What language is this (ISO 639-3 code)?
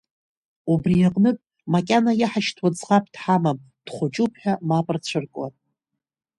abk